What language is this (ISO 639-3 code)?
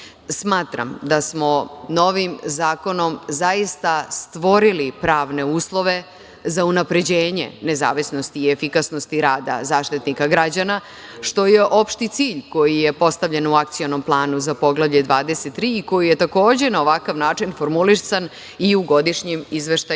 srp